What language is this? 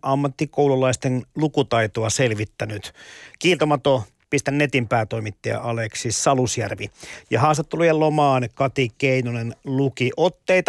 Finnish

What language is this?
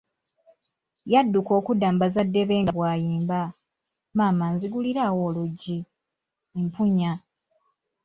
Ganda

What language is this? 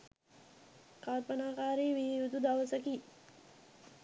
Sinhala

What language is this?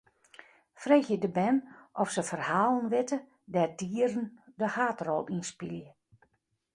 Western Frisian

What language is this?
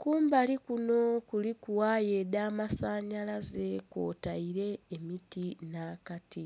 Soga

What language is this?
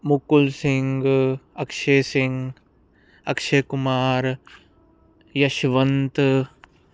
Punjabi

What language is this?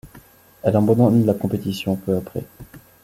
French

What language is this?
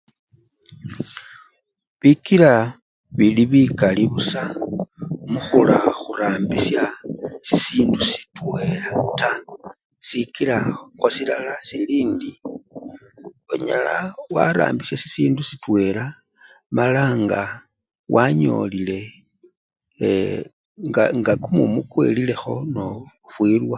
Luyia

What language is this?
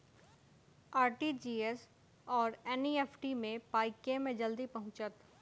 Maithili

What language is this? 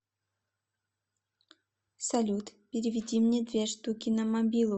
Russian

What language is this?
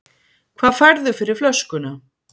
Icelandic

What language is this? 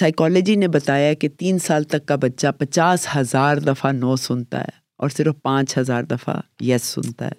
Urdu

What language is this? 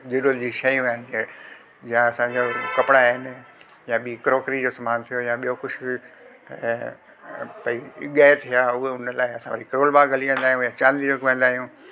Sindhi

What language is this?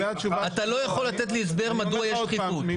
Hebrew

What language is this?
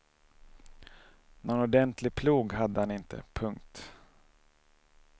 Swedish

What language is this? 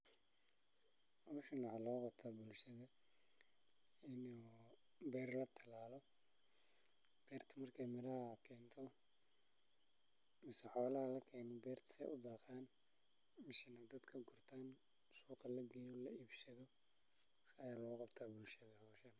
Somali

